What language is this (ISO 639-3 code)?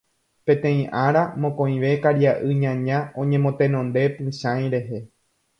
grn